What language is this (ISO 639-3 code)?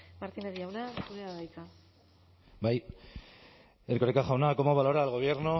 eus